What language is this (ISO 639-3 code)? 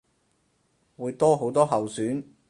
yue